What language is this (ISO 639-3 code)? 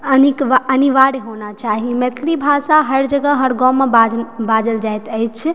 mai